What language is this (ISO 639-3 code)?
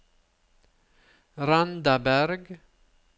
nor